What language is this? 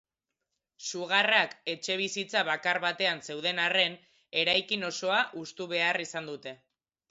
Basque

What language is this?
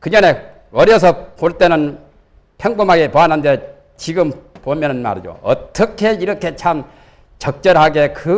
Korean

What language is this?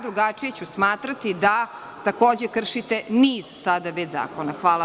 Serbian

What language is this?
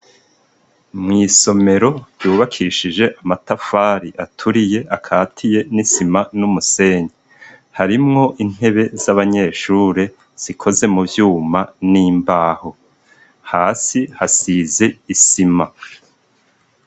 Rundi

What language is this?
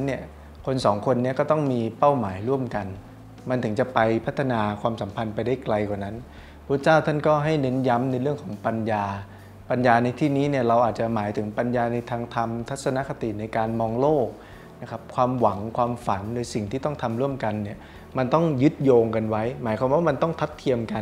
Thai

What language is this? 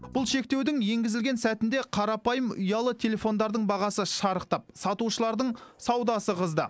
Kazakh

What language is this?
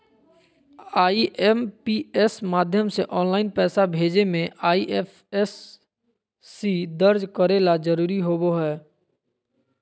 Magahi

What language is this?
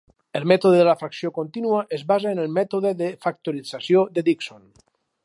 Catalan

